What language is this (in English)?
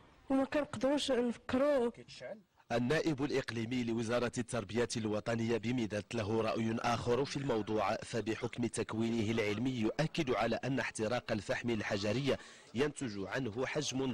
Arabic